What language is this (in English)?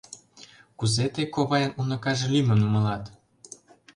Mari